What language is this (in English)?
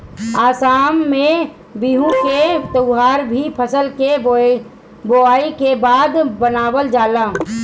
Bhojpuri